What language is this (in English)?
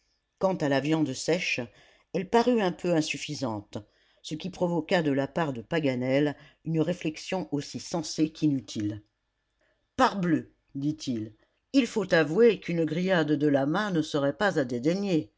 French